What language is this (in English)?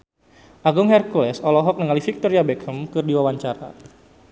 Sundanese